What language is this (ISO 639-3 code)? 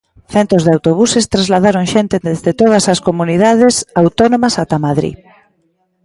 glg